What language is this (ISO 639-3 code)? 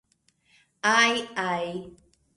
epo